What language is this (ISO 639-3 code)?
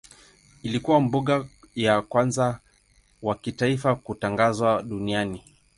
swa